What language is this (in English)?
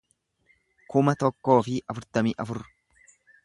Oromo